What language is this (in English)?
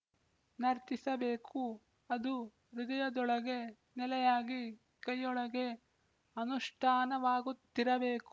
Kannada